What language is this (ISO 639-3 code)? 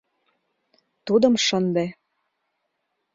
chm